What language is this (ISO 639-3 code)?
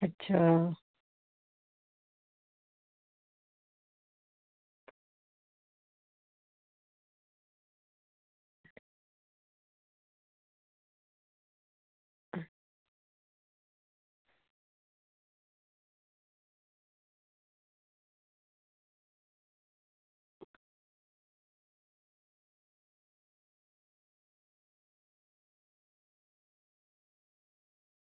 doi